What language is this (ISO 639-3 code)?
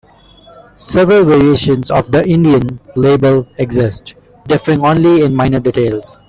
eng